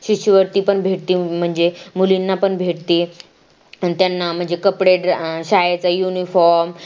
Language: Marathi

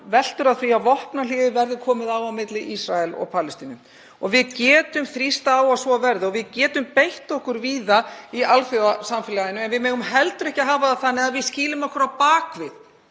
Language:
Icelandic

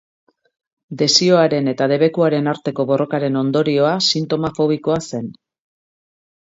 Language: Basque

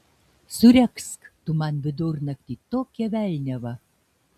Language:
Lithuanian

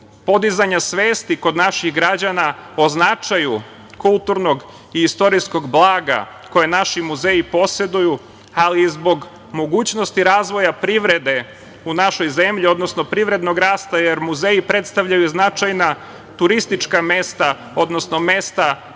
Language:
Serbian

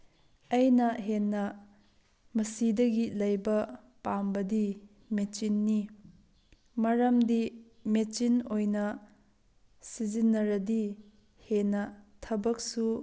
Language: Manipuri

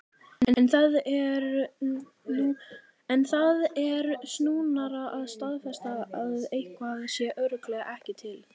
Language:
Icelandic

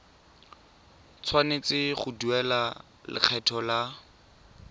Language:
Tswana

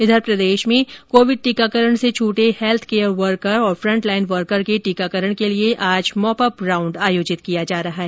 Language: Hindi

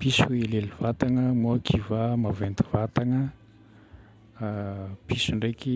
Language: Northern Betsimisaraka Malagasy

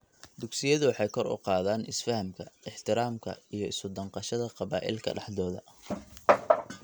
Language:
Somali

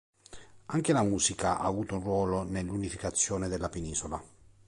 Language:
Italian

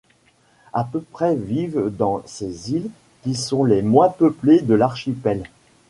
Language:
French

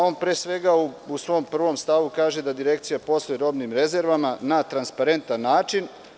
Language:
Serbian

